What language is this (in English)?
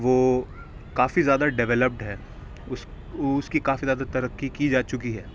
Urdu